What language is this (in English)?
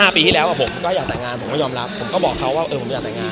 Thai